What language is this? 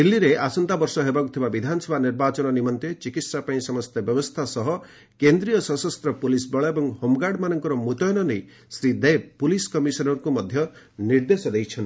Odia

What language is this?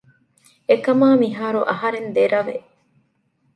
Divehi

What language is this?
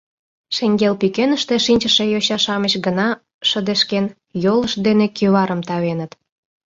Mari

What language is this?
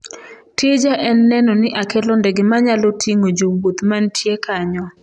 Luo (Kenya and Tanzania)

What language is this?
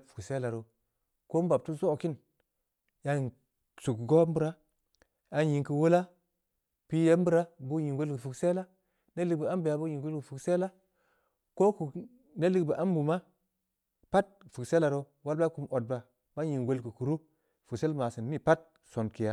Samba Leko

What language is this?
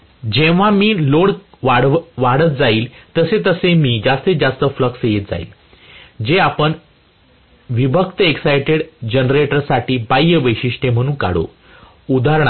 Marathi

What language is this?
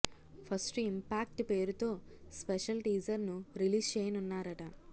Telugu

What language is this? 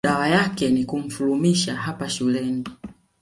Swahili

